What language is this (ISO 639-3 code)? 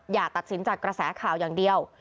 tha